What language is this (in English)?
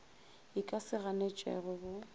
Northern Sotho